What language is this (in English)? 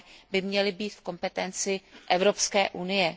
Czech